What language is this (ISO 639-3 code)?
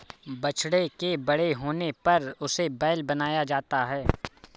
hin